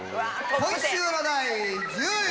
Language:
Japanese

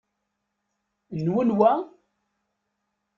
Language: Kabyle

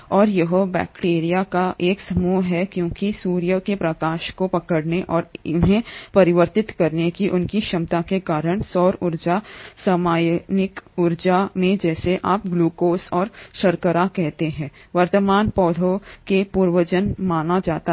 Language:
Hindi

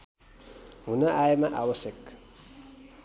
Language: Nepali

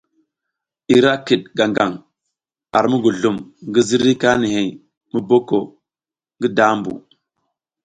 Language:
South Giziga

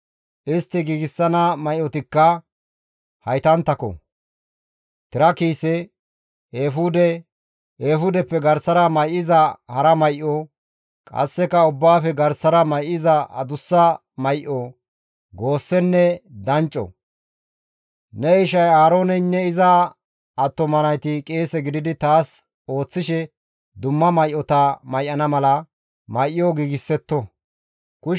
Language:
Gamo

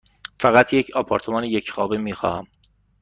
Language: Persian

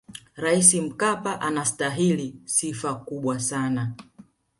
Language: Swahili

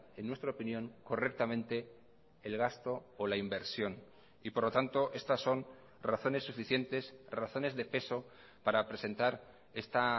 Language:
Spanish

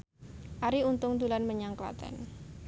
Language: Javanese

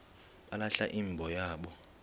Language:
Xhosa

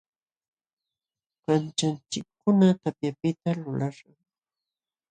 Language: Jauja Wanca Quechua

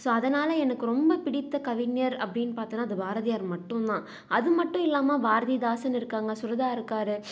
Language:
Tamil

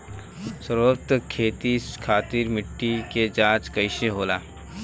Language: Bhojpuri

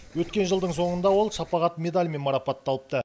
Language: Kazakh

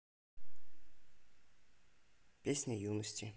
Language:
Russian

